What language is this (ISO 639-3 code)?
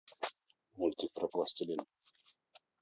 rus